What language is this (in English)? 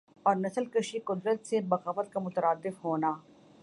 Urdu